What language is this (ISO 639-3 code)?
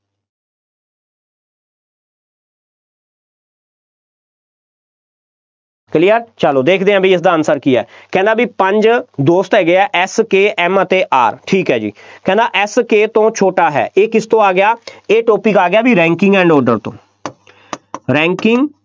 pan